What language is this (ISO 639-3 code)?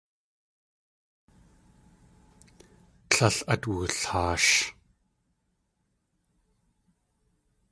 tli